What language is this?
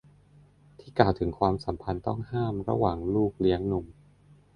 Thai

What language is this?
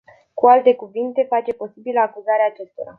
Romanian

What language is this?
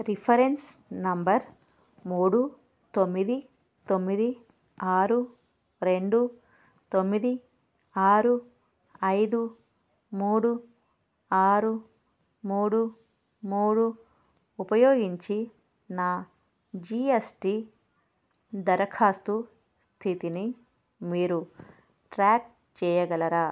Telugu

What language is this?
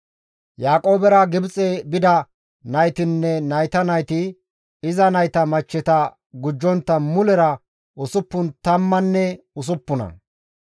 Gamo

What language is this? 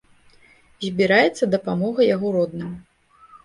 Belarusian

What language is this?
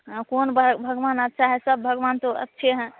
Hindi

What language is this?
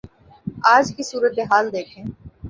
Urdu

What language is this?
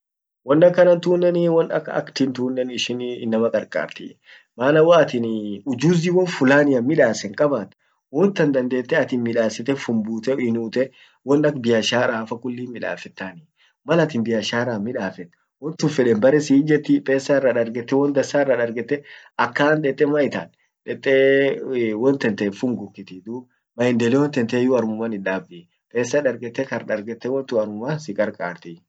Orma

